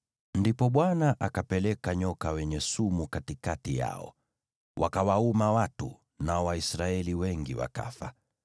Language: Swahili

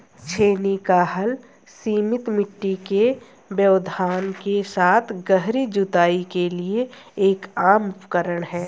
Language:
Hindi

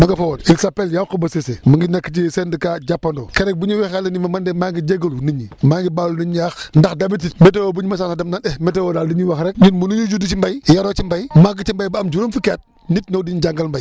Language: Wolof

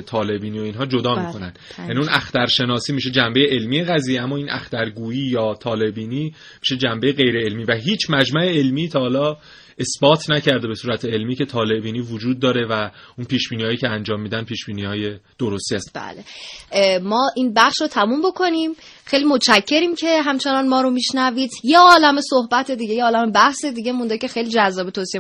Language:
Persian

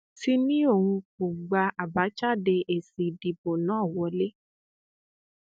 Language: Yoruba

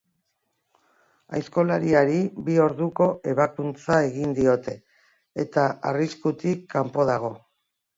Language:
Basque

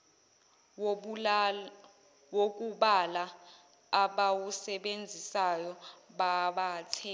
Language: Zulu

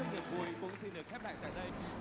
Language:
Vietnamese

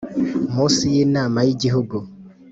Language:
Kinyarwanda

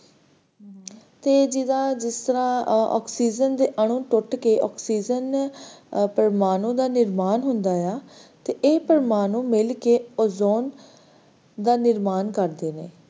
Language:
Punjabi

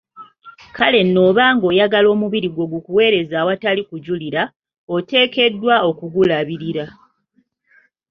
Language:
Ganda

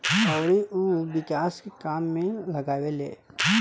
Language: Bhojpuri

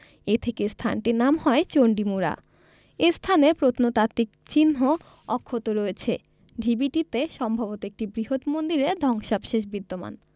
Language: Bangla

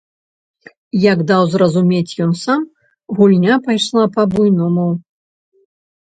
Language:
Belarusian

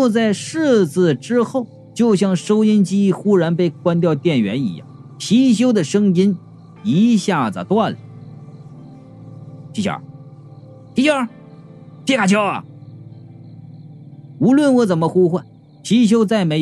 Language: Chinese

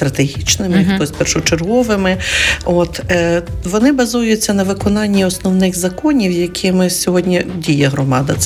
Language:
Ukrainian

